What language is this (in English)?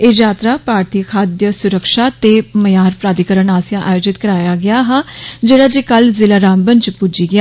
Dogri